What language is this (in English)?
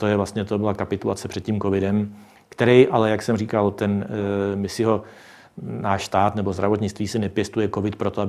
Czech